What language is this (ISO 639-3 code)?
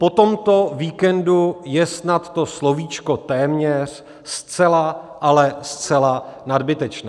ces